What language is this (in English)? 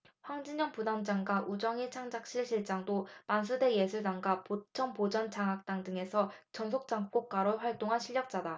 Korean